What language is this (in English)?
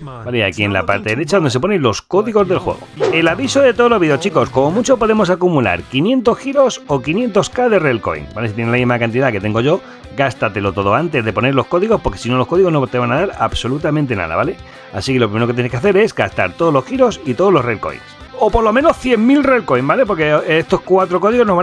Spanish